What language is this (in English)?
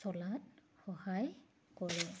Assamese